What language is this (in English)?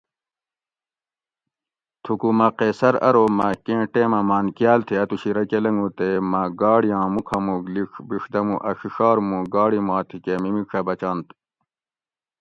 Gawri